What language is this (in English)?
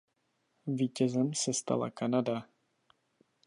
Czech